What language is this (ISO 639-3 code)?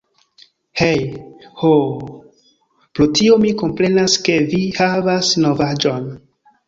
epo